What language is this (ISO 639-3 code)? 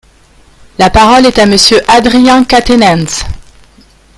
fra